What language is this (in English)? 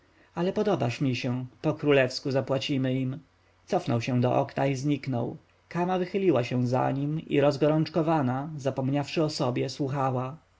Polish